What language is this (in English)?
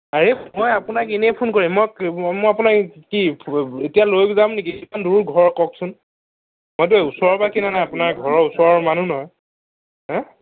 Assamese